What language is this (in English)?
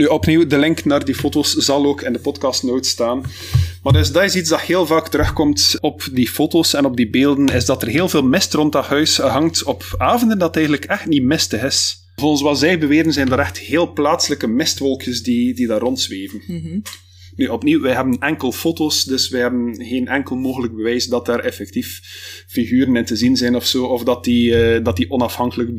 Dutch